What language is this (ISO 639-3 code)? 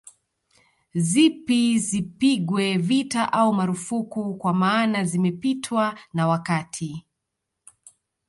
swa